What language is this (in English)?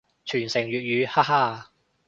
Cantonese